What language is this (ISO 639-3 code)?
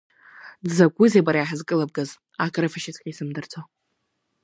abk